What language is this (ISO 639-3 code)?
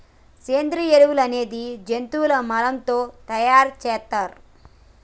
tel